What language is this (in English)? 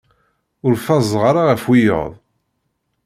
Kabyle